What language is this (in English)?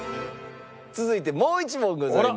Japanese